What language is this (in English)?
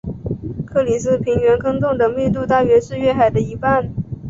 Chinese